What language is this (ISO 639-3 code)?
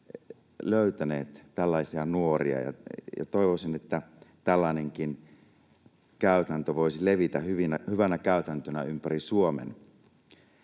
fin